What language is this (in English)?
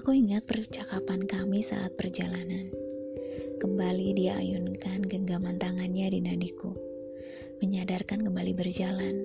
Indonesian